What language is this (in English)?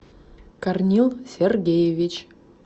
Russian